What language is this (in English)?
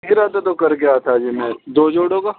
Urdu